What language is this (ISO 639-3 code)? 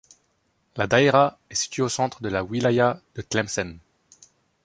fra